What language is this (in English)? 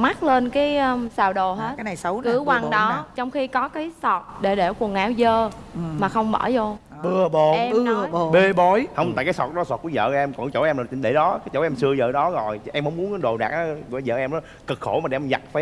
Vietnamese